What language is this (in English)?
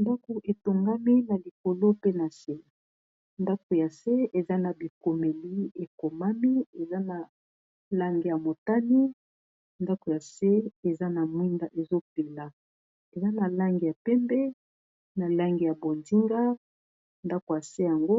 Lingala